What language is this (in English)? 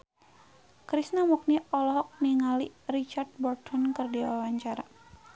Sundanese